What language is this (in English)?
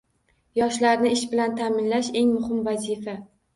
Uzbek